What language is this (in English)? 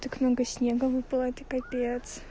Russian